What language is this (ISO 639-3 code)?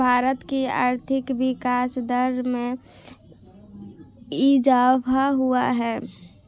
hin